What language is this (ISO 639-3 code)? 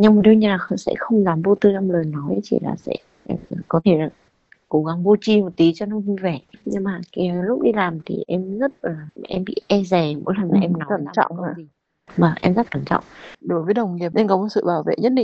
vie